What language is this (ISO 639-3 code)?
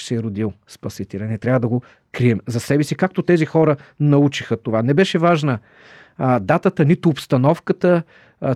bul